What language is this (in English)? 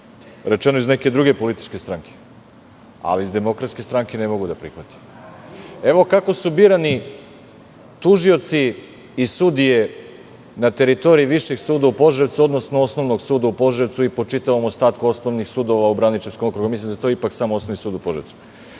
Serbian